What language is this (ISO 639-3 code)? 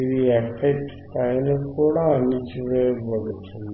tel